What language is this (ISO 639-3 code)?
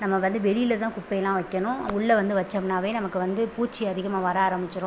tam